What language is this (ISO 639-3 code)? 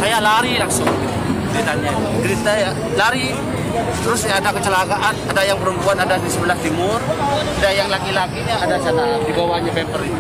ind